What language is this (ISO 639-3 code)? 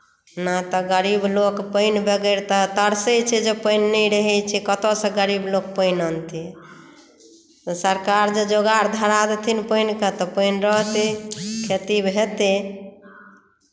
mai